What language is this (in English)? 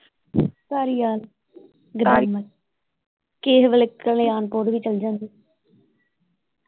Punjabi